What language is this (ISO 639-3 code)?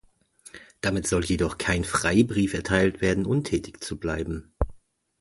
deu